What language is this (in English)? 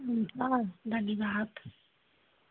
Nepali